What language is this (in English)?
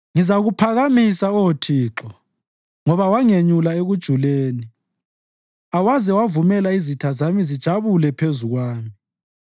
North Ndebele